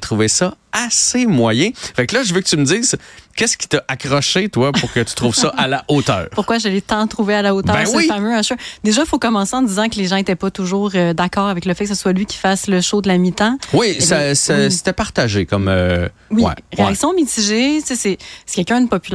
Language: French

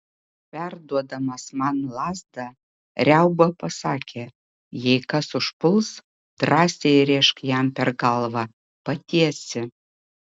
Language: Lithuanian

